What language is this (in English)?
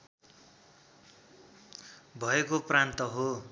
Nepali